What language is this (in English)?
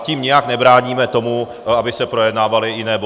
Czech